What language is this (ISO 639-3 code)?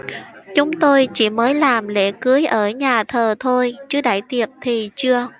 vie